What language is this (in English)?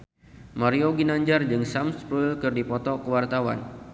Sundanese